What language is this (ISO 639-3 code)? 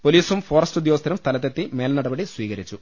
mal